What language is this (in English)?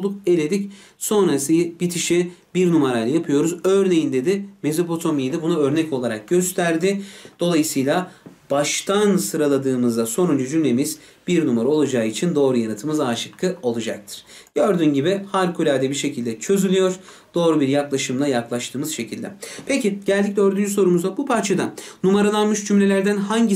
Turkish